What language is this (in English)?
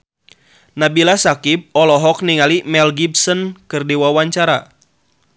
Sundanese